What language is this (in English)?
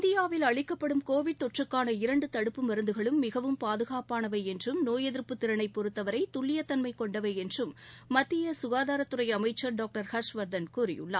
Tamil